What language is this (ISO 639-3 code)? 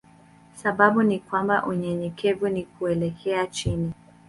swa